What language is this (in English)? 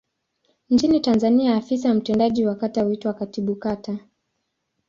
Swahili